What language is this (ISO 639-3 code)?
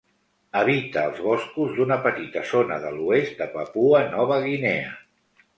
cat